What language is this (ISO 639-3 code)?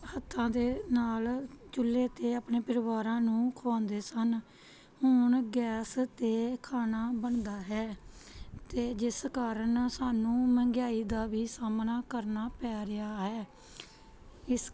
pan